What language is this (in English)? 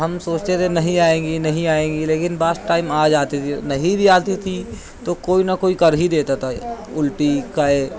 Urdu